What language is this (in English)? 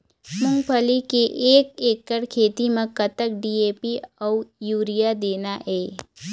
Chhattisgarhi